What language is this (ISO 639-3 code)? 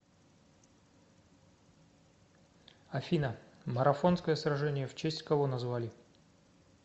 rus